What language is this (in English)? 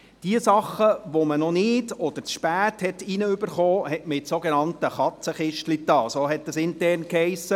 Swiss German